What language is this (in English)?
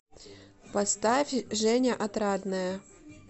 Russian